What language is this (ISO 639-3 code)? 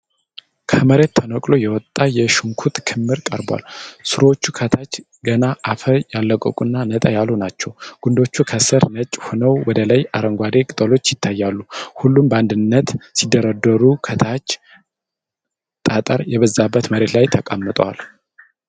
amh